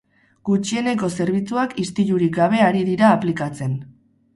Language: Basque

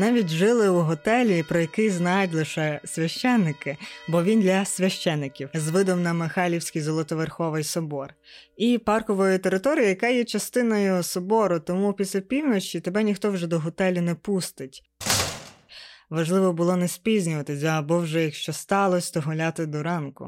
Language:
Ukrainian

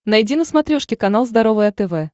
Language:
Russian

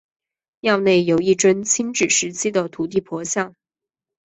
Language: Chinese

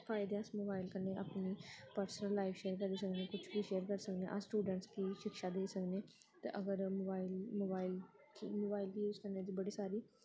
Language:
Dogri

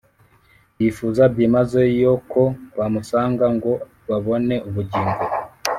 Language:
Kinyarwanda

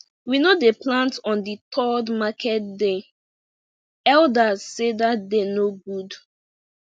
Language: Nigerian Pidgin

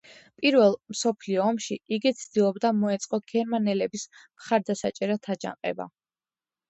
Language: Georgian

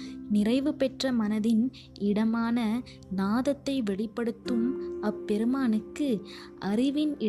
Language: Tamil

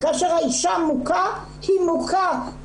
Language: Hebrew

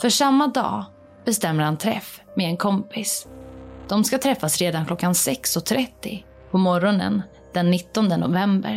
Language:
Swedish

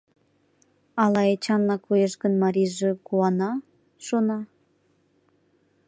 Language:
Mari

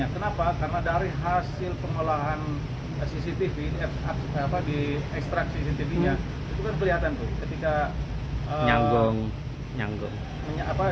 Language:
Indonesian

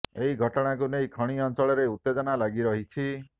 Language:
Odia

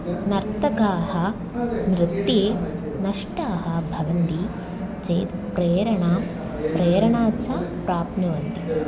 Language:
Sanskrit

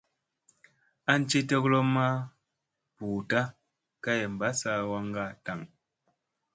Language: Musey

